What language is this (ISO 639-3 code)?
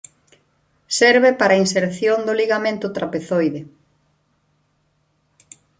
glg